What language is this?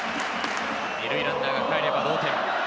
Japanese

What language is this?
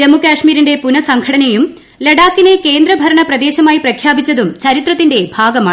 Malayalam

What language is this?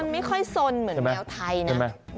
Thai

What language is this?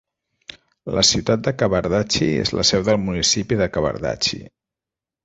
Catalan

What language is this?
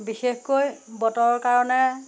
Assamese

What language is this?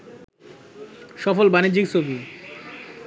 Bangla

